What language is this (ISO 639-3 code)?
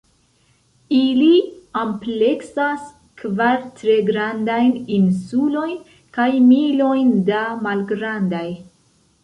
epo